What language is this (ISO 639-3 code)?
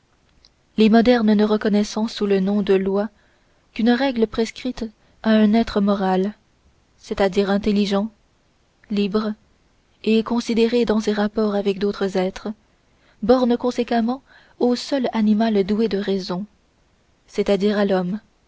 fra